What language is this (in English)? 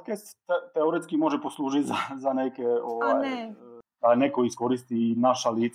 Croatian